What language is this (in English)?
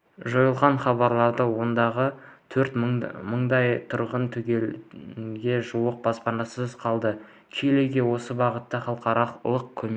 Kazakh